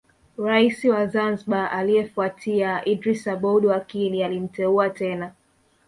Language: Swahili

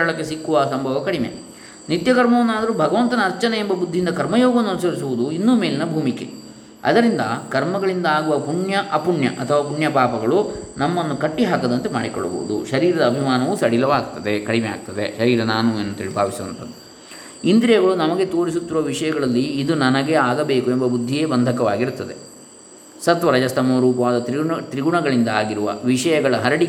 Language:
Kannada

